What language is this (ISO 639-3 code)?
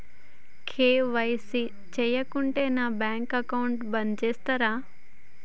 tel